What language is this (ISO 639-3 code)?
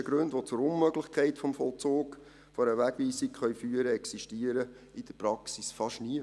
gsw